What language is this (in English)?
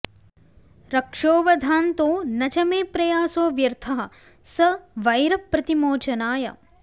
Sanskrit